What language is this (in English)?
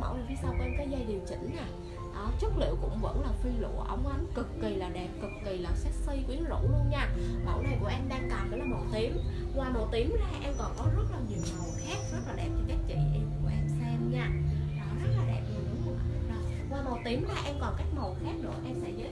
Vietnamese